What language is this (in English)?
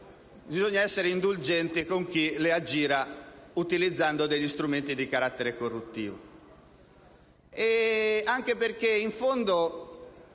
Italian